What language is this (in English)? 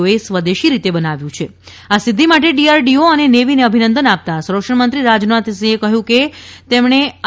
Gujarati